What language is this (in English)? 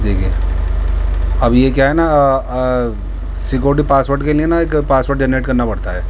Urdu